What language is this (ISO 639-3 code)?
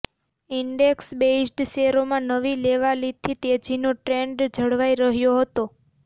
guj